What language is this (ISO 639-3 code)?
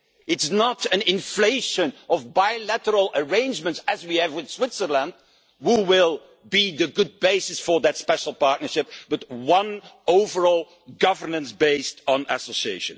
eng